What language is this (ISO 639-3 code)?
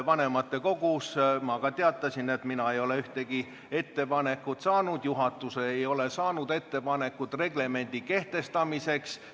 est